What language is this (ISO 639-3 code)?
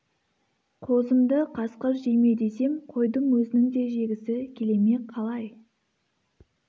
kaz